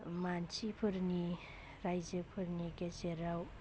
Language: Bodo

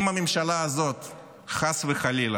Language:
Hebrew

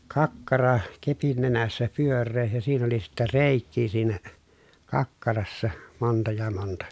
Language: Finnish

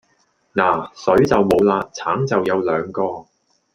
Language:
Cantonese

